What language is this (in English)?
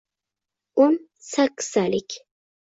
Uzbek